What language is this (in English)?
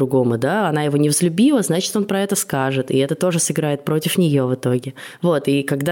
Russian